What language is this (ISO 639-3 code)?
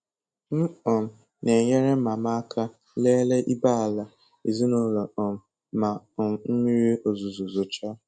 ibo